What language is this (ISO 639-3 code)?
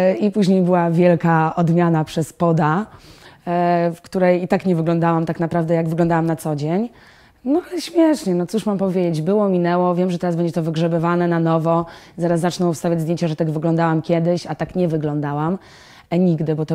pol